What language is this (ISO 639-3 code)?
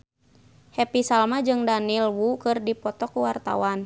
sun